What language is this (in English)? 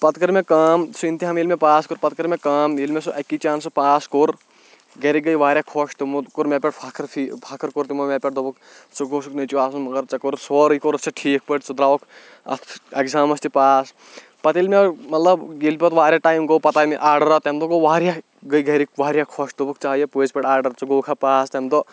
Kashmiri